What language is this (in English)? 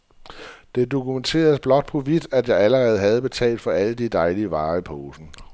Danish